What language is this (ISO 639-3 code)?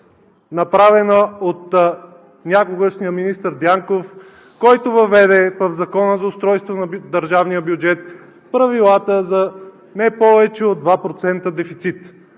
bul